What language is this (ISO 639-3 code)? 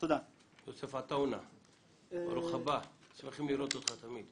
heb